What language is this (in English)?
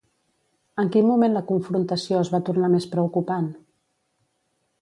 Catalan